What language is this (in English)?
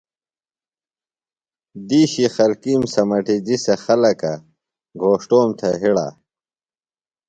Phalura